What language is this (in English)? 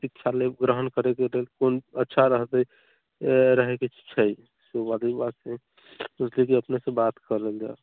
Maithili